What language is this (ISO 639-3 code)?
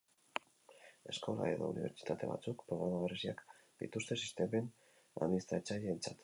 eus